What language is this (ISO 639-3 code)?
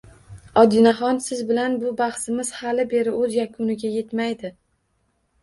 uzb